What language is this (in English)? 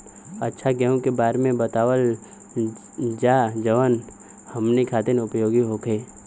Bhojpuri